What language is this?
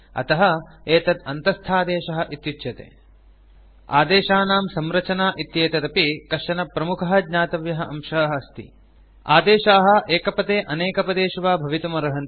Sanskrit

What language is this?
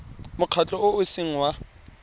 Tswana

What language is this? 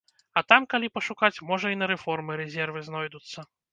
Belarusian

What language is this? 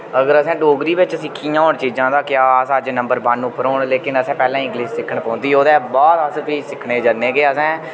Dogri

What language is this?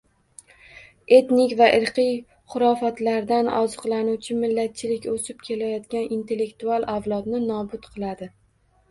Uzbek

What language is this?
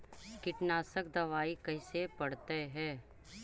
Magahi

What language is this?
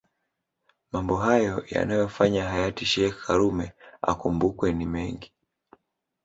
Swahili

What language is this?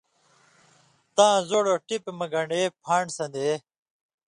Indus Kohistani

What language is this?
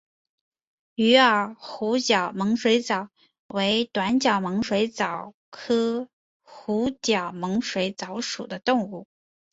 Chinese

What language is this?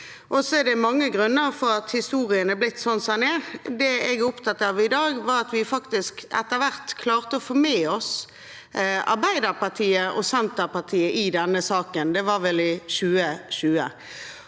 Norwegian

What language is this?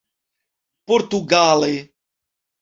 Esperanto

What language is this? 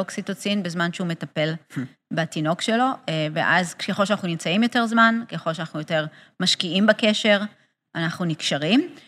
Hebrew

